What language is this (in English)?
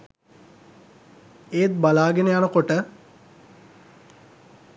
Sinhala